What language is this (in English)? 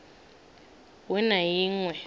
Venda